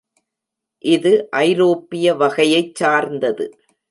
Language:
Tamil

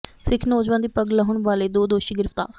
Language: Punjabi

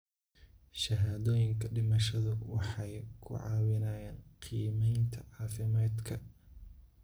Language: Somali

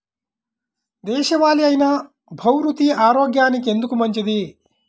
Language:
Telugu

